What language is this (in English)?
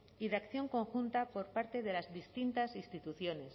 Spanish